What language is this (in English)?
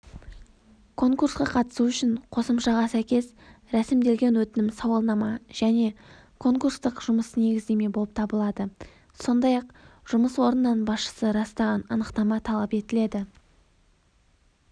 Kazakh